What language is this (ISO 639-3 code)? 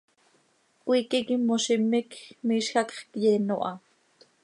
sei